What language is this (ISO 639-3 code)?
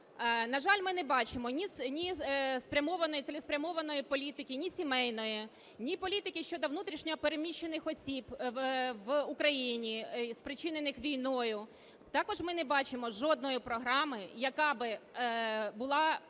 ukr